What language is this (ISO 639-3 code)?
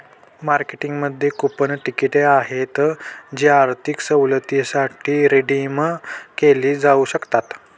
mar